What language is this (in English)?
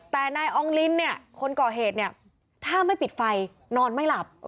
Thai